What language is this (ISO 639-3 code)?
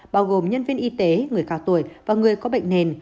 vie